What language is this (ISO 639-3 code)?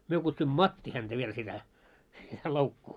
fin